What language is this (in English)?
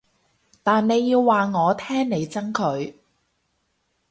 Cantonese